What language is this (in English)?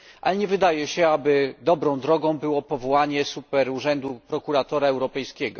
Polish